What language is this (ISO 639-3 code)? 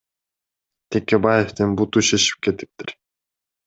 kir